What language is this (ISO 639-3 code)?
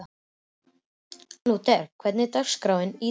isl